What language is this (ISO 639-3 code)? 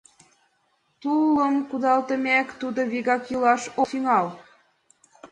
chm